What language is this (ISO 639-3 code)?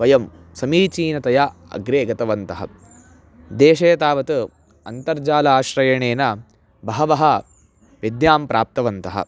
san